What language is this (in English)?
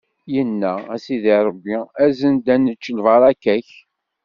Kabyle